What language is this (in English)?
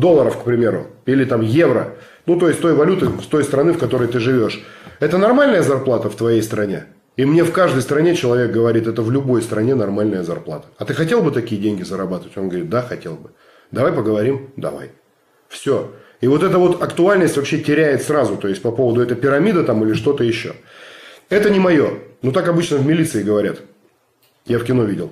Russian